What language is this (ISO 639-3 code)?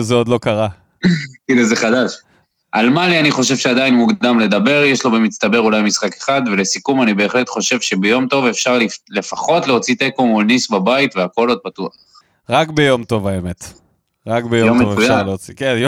heb